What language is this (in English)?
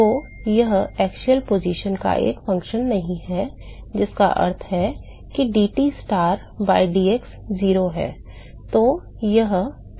Hindi